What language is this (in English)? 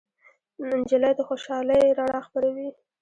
Pashto